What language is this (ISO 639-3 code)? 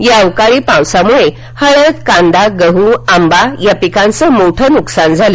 mar